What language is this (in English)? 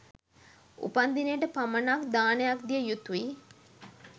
Sinhala